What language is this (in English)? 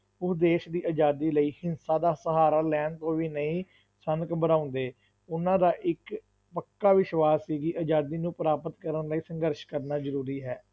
Punjabi